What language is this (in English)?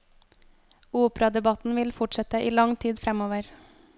Norwegian